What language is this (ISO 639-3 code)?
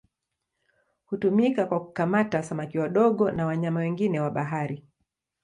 swa